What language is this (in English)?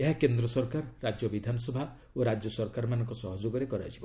Odia